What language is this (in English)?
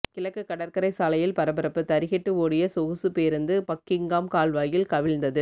Tamil